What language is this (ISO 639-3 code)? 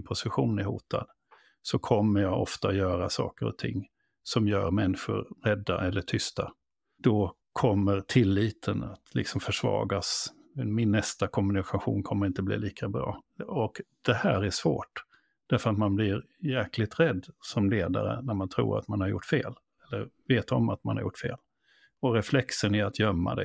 swe